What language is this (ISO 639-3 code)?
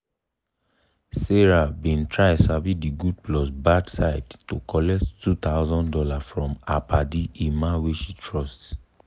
pcm